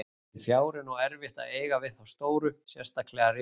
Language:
Icelandic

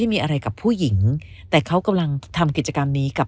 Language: Thai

